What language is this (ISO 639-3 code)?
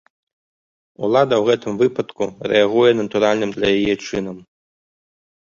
bel